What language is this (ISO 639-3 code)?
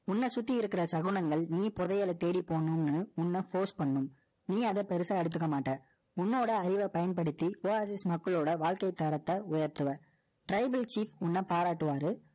tam